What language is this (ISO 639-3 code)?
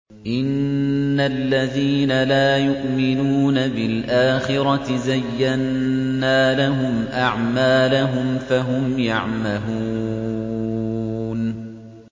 ara